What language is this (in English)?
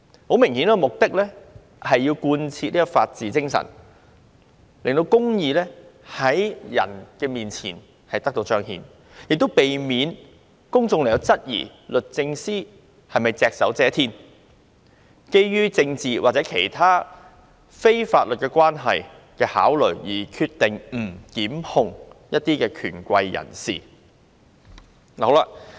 Cantonese